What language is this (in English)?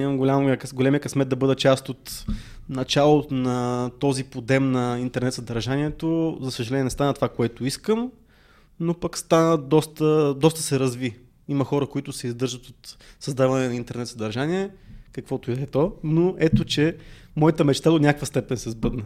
Bulgarian